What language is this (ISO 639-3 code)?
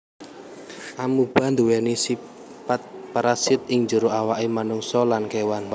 jav